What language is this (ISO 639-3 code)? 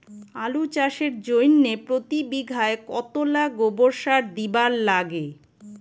ben